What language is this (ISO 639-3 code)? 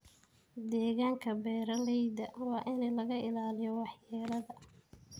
som